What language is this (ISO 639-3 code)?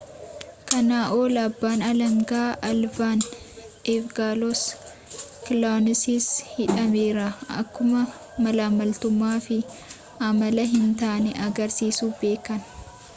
orm